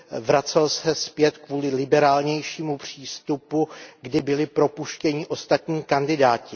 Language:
Czech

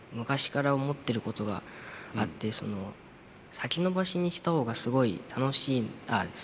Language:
Japanese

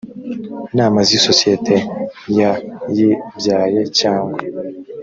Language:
Kinyarwanda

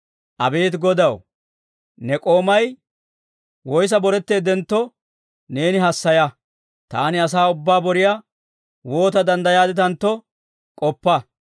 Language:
Dawro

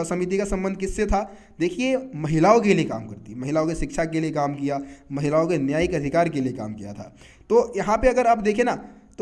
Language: Hindi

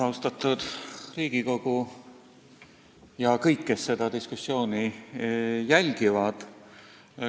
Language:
Estonian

